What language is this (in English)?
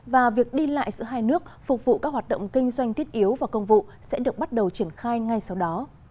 Vietnamese